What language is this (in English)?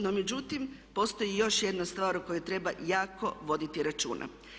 Croatian